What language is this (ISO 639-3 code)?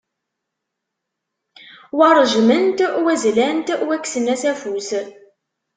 kab